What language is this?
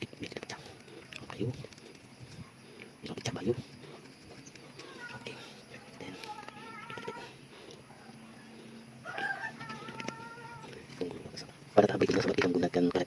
Indonesian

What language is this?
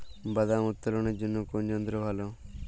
Bangla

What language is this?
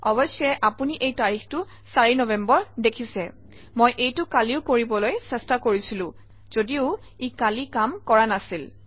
Assamese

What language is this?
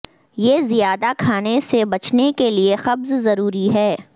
Urdu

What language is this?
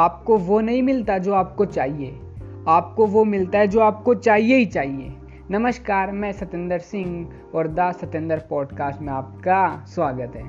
Hindi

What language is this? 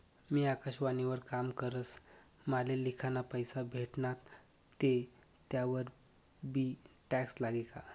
Marathi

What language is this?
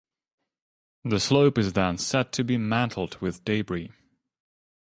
English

